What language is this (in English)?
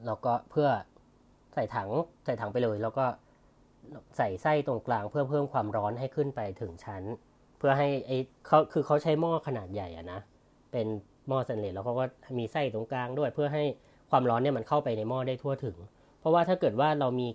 Thai